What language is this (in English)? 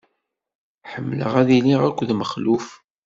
Kabyle